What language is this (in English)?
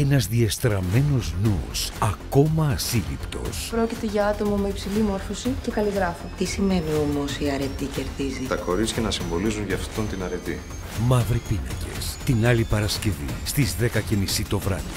Greek